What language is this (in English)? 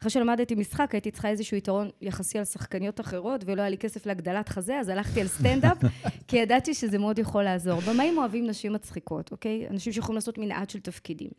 Hebrew